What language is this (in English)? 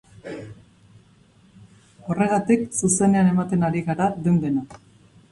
Basque